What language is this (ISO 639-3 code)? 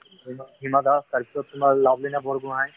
asm